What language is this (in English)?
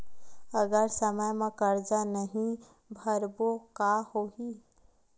Chhattisgarhi